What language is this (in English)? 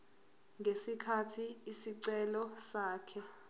Zulu